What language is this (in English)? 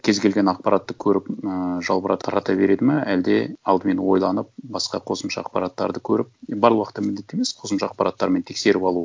Kazakh